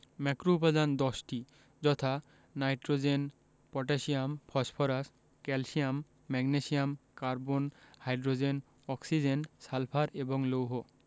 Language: Bangla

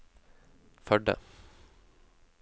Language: Norwegian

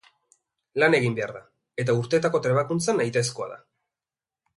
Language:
Basque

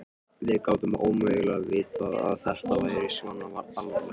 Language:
Icelandic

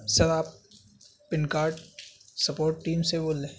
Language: Urdu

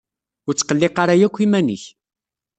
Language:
Kabyle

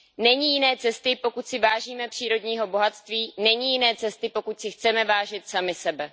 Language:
Czech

